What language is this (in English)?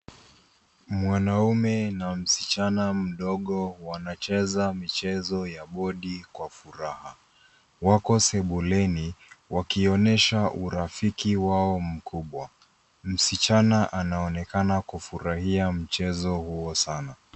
Swahili